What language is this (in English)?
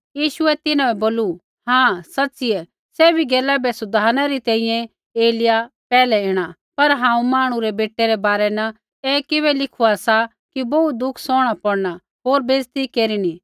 Kullu Pahari